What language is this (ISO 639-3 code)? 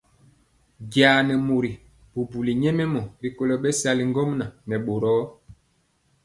mcx